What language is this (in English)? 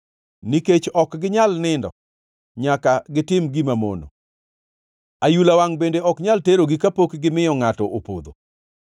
Luo (Kenya and Tanzania)